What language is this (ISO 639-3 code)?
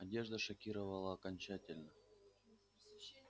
rus